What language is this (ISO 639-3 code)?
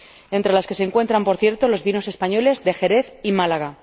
spa